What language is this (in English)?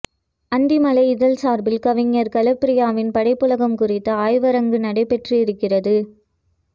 Tamil